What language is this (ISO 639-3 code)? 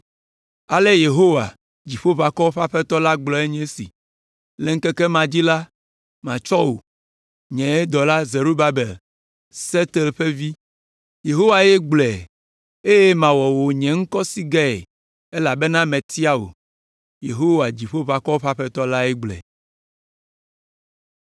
ewe